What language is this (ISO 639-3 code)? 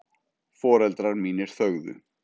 isl